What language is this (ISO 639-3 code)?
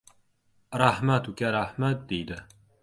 uzb